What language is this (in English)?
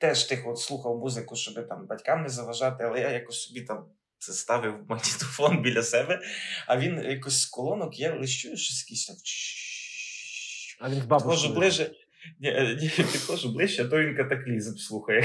Ukrainian